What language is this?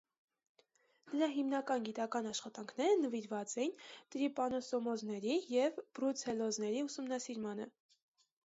Armenian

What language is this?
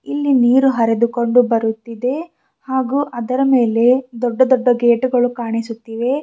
Kannada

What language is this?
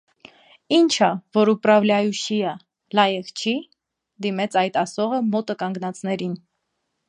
Armenian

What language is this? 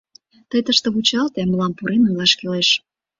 Mari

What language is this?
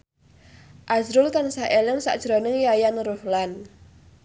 Javanese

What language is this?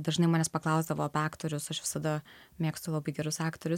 Lithuanian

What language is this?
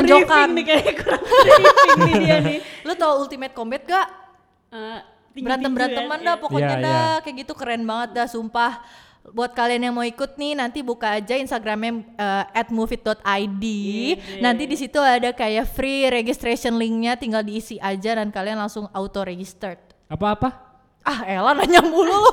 Indonesian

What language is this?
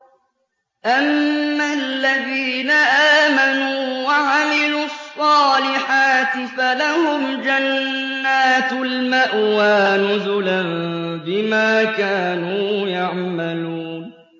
Arabic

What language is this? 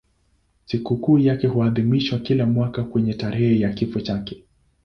Swahili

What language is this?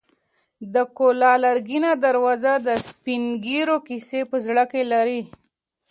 Pashto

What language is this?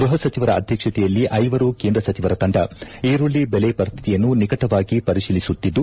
Kannada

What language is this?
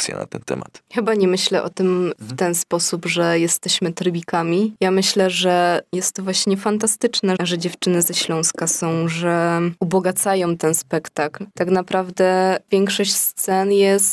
Polish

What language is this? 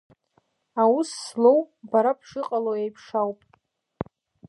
Abkhazian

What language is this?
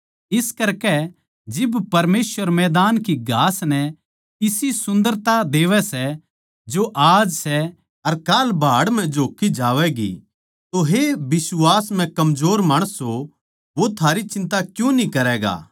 Haryanvi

